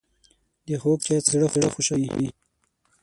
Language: Pashto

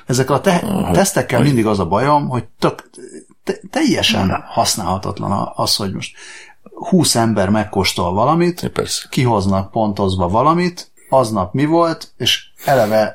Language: Hungarian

